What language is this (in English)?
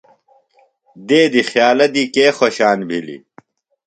Phalura